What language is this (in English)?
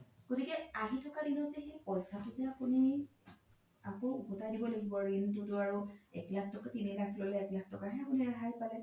Assamese